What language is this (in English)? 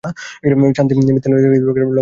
Bangla